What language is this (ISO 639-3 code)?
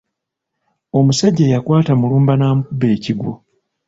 lug